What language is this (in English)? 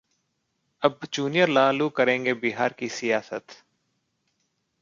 Hindi